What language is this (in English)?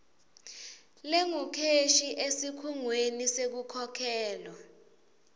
Swati